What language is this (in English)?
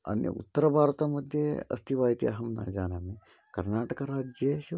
Sanskrit